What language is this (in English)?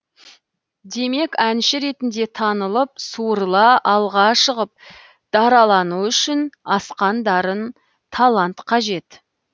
Kazakh